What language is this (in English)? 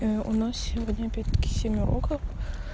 Russian